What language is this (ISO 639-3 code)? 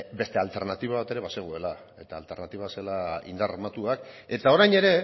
eus